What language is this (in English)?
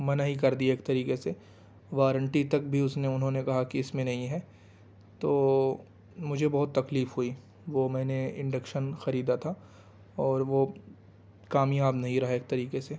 Urdu